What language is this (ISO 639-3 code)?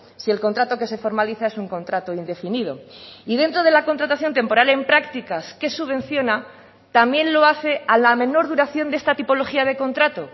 spa